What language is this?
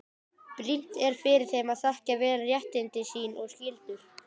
Icelandic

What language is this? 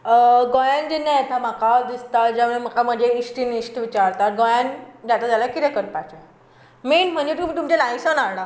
Konkani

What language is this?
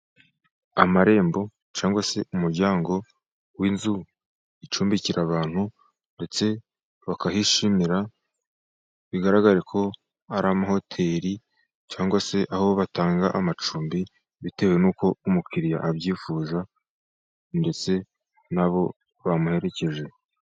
Kinyarwanda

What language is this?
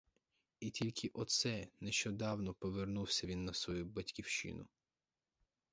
Ukrainian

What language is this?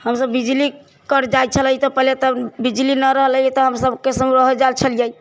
Maithili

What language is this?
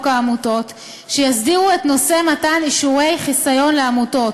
Hebrew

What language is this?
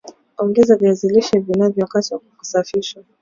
Swahili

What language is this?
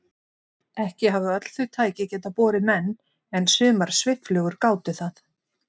Icelandic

